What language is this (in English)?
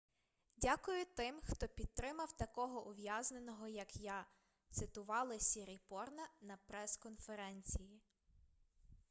Ukrainian